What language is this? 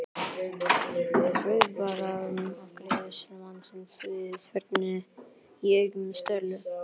Icelandic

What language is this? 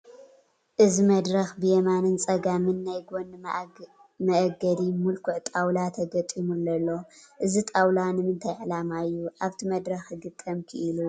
Tigrinya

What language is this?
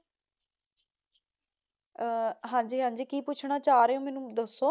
Punjabi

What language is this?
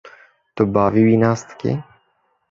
Kurdish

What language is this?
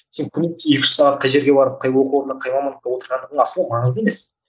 Kazakh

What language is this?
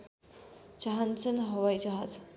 Nepali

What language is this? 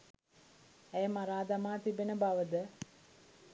Sinhala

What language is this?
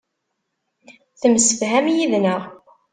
Kabyle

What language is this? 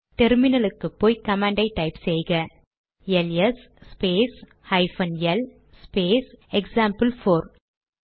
Tamil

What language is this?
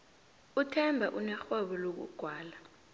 South Ndebele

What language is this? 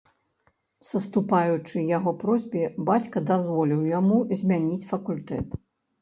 Belarusian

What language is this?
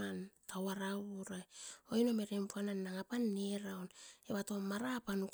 Askopan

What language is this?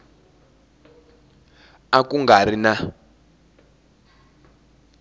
Tsonga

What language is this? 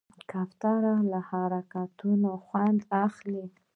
Pashto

